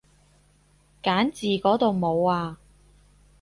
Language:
Cantonese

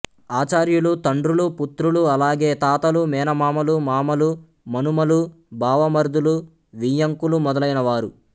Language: Telugu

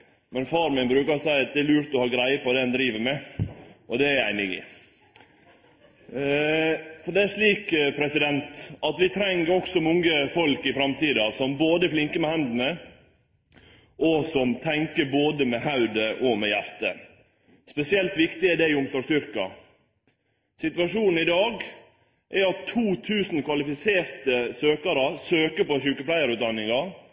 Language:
Norwegian Nynorsk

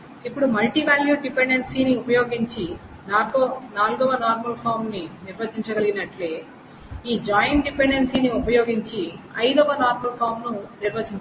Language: Telugu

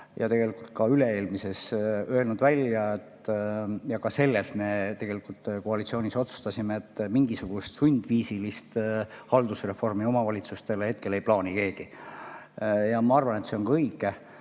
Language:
Estonian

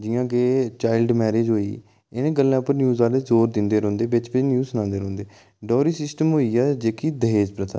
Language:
Dogri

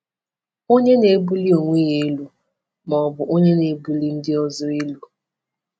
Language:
Igbo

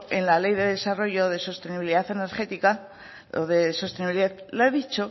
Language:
Spanish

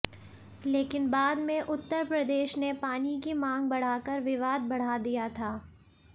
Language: Hindi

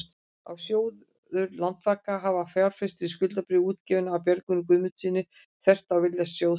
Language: Icelandic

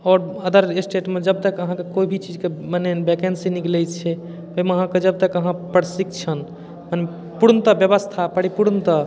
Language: Maithili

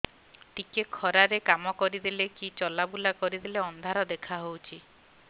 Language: Odia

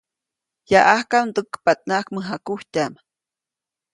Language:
Copainalá Zoque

